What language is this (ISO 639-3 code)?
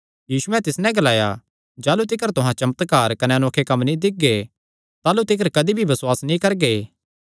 xnr